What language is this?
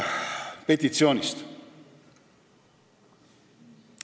Estonian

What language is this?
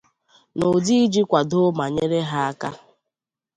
Igbo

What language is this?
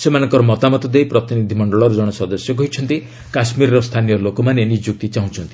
Odia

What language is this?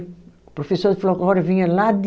Portuguese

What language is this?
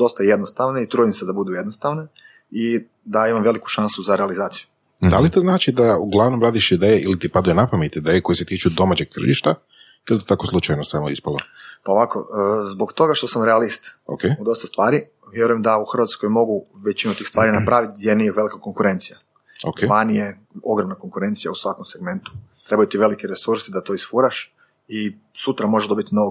Croatian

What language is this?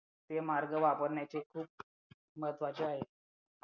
Marathi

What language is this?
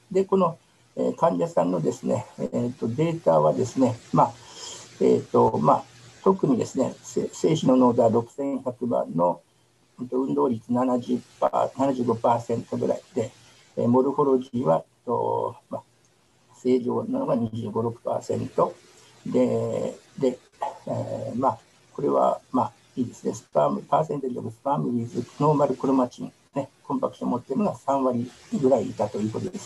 Japanese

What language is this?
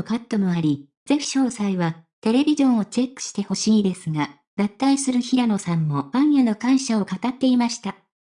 Japanese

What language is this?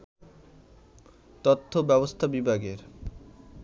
Bangla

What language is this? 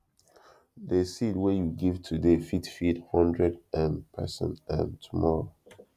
Nigerian Pidgin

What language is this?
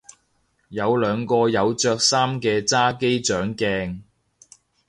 Cantonese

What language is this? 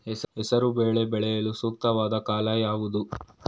Kannada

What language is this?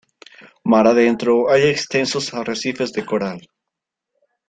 Spanish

